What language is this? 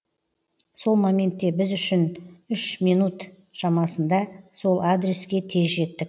Kazakh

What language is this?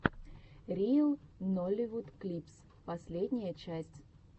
Russian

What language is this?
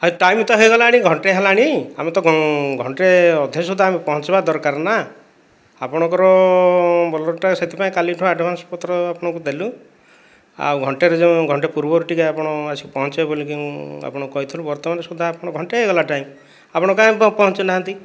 Odia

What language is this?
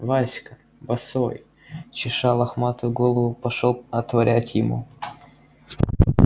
Russian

